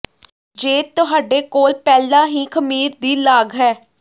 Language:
Punjabi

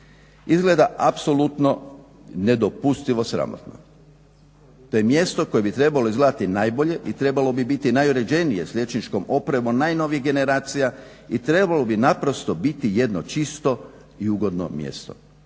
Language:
Croatian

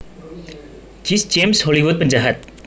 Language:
Javanese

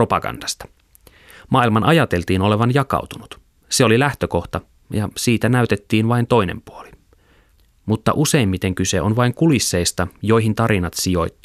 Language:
Finnish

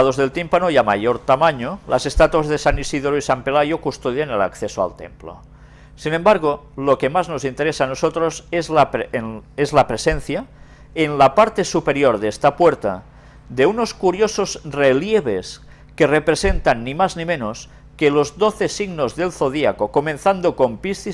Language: Spanish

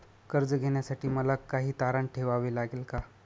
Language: Marathi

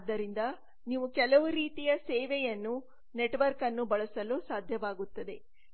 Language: Kannada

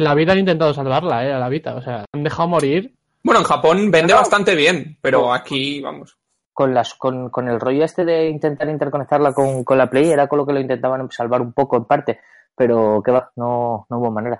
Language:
Spanish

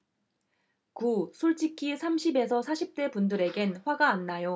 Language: Korean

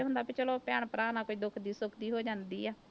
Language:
Punjabi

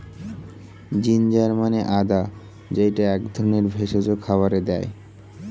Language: Bangla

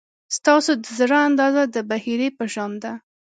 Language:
Pashto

